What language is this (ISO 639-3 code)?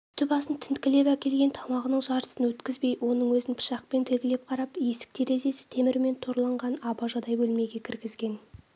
kaz